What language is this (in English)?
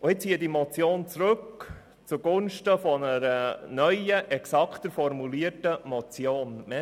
Swiss German